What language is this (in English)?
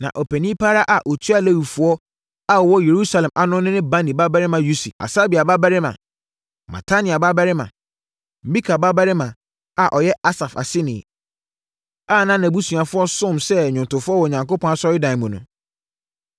Akan